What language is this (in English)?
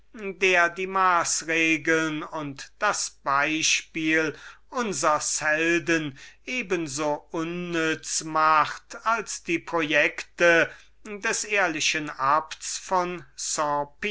German